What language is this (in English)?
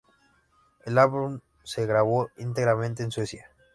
Spanish